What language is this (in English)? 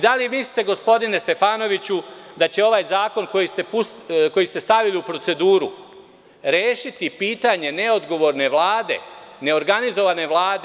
Serbian